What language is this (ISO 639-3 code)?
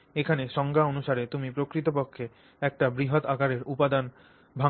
ben